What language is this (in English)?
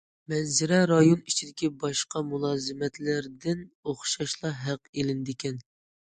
Uyghur